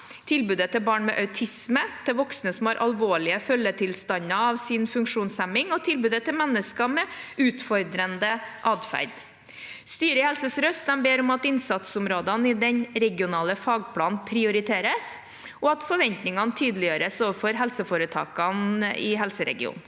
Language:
Norwegian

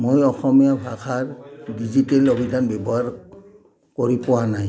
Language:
Assamese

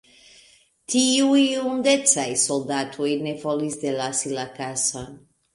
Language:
Esperanto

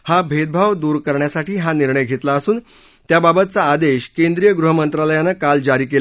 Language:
Marathi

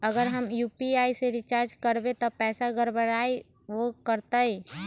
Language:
Magahi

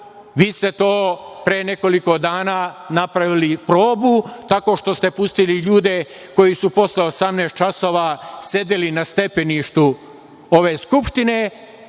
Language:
Serbian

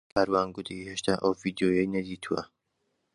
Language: Central Kurdish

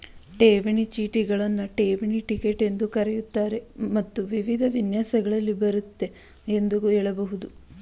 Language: Kannada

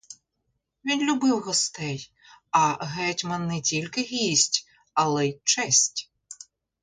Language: Ukrainian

